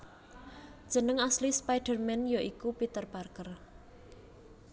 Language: Javanese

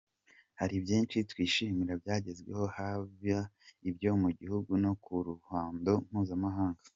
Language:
Kinyarwanda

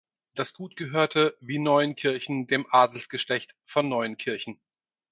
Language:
German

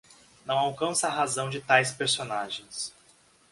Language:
Portuguese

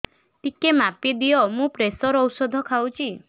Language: Odia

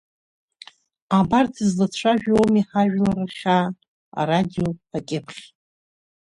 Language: Abkhazian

